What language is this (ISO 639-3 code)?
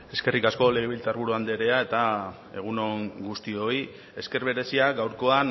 eus